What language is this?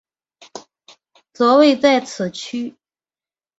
Chinese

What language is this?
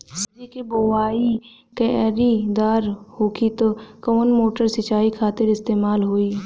Bhojpuri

